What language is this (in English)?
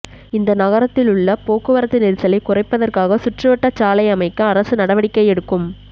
Tamil